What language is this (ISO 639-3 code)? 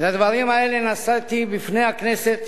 heb